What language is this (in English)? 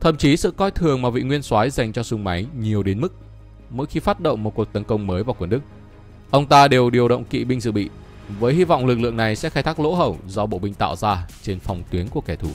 Vietnamese